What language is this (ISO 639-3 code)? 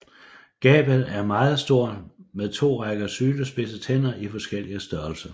dan